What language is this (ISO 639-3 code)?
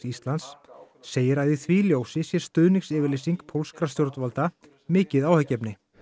isl